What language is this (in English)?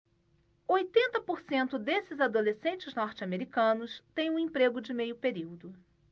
Portuguese